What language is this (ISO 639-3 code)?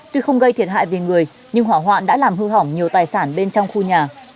vie